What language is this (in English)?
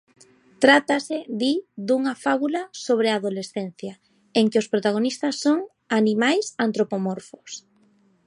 Galician